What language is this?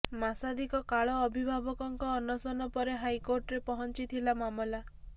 Odia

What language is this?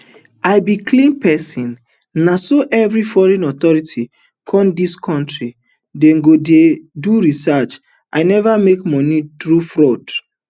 Nigerian Pidgin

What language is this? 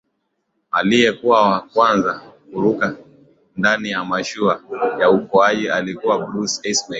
Swahili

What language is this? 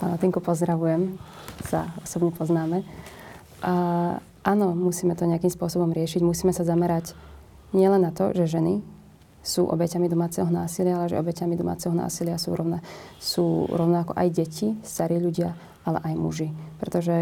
Slovak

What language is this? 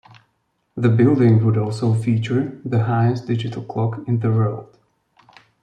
English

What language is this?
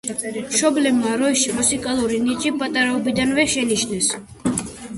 Georgian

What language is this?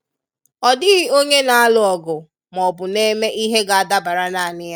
Igbo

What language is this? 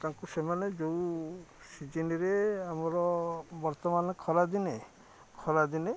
Odia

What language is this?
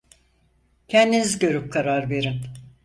Turkish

